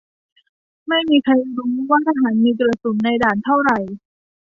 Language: Thai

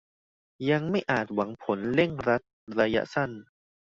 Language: Thai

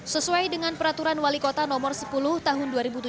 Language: Indonesian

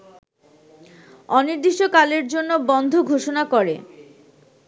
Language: Bangla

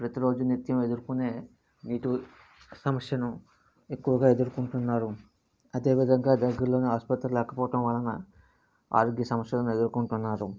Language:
Telugu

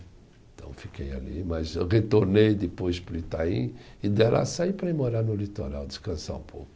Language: Portuguese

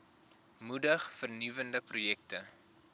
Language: Afrikaans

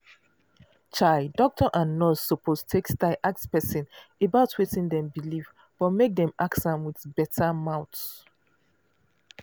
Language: Nigerian Pidgin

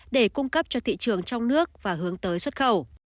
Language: Vietnamese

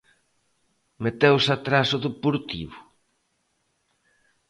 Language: Galician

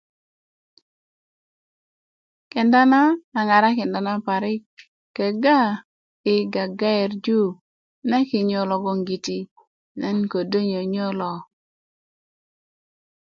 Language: Kuku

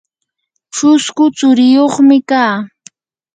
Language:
Yanahuanca Pasco Quechua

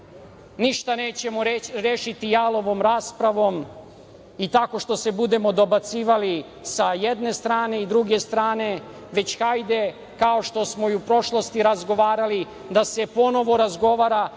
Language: Serbian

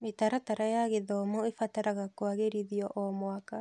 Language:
Kikuyu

